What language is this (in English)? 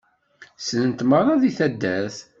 Kabyle